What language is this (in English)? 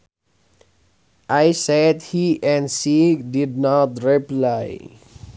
Sundanese